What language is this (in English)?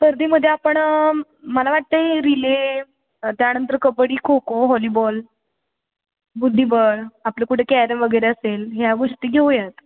Marathi